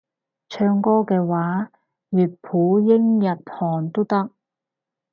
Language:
Cantonese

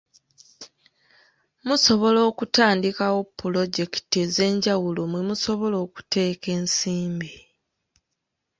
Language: Ganda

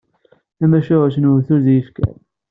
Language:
Kabyle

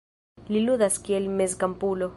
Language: Esperanto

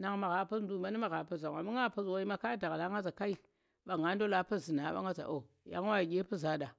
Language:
Tera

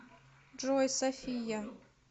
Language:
Russian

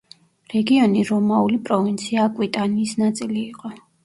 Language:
Georgian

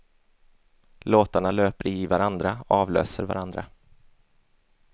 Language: Swedish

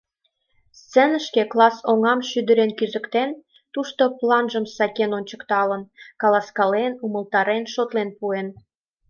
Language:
Mari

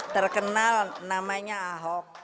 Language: Indonesian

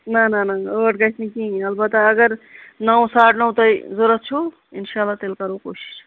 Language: Kashmiri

